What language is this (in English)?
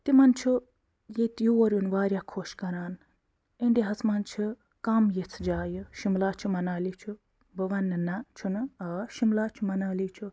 Kashmiri